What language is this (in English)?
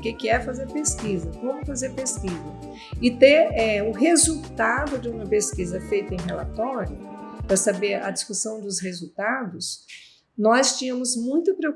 Portuguese